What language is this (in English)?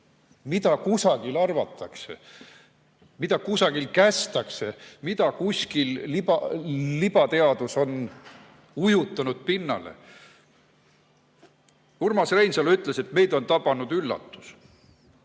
Estonian